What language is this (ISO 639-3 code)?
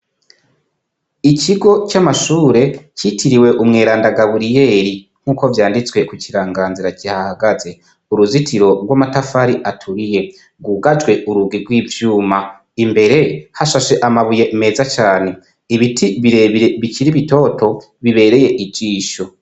run